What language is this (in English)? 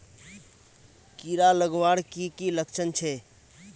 Magahi